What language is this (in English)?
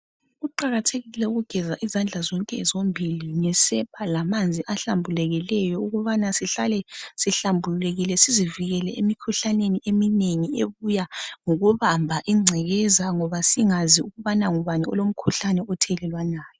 North Ndebele